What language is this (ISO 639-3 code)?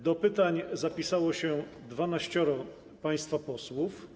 pol